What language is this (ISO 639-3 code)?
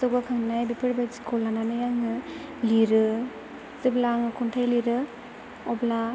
brx